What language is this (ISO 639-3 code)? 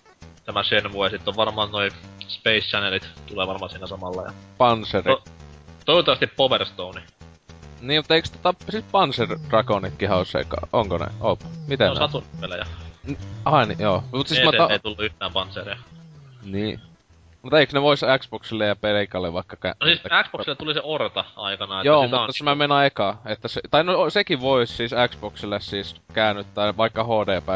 fin